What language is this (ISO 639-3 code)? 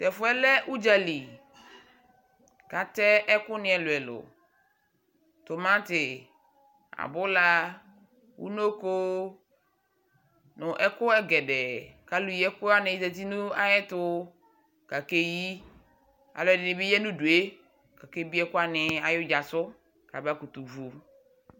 kpo